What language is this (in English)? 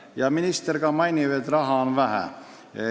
Estonian